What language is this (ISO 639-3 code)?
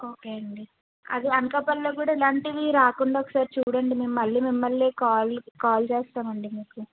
tel